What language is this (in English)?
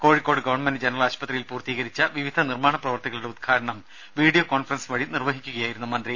Malayalam